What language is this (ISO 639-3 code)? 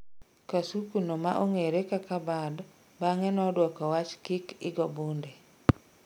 luo